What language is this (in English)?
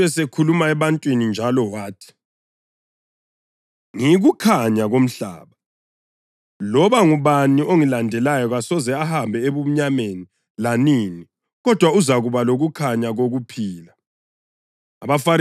North Ndebele